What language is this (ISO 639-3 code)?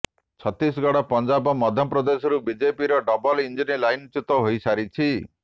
ori